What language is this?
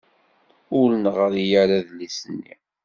Kabyle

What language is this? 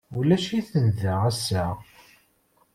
Kabyle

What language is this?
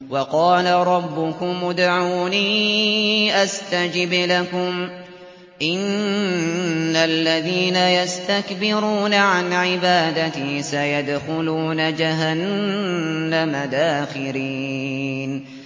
Arabic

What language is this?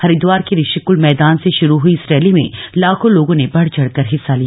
Hindi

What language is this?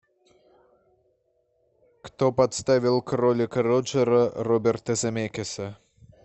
Russian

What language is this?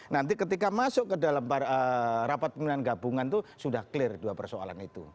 Indonesian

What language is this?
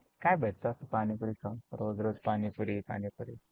Marathi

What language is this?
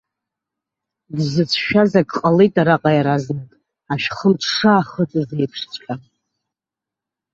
Abkhazian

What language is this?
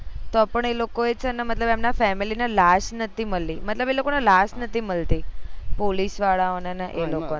Gujarati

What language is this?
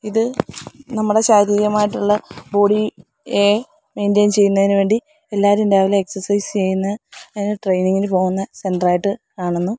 Malayalam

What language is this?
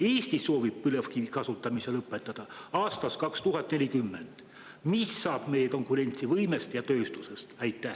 Estonian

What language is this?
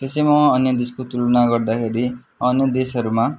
Nepali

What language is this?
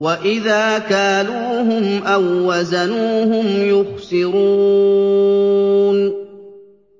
Arabic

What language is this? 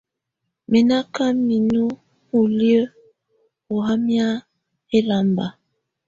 Tunen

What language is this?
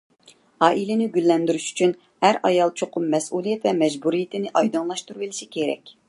Uyghur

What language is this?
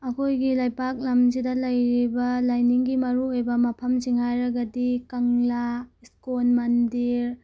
Manipuri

